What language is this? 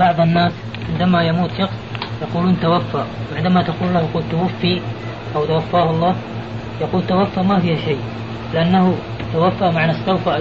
Arabic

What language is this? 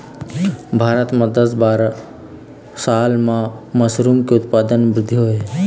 Chhattisgarhi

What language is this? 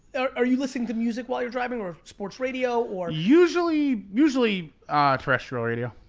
English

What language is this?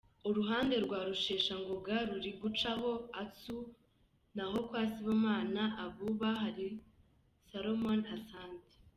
Kinyarwanda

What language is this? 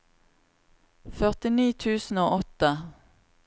Norwegian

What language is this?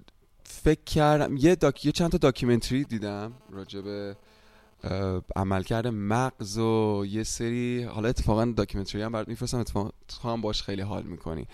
Persian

